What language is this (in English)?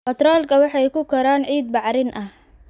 Somali